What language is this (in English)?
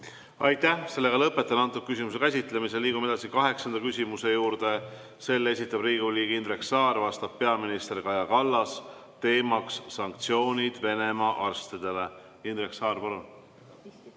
Estonian